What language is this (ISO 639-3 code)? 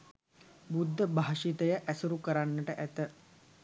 sin